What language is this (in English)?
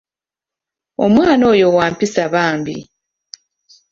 Ganda